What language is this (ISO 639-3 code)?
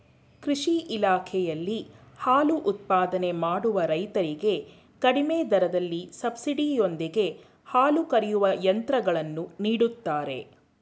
kan